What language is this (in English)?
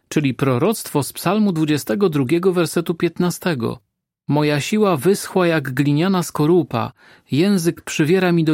Polish